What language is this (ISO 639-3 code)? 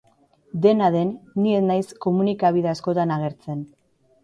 eus